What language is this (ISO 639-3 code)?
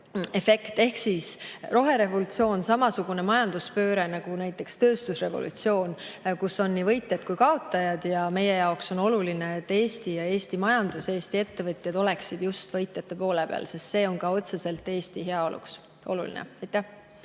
est